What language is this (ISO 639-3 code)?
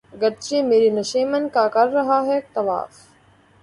urd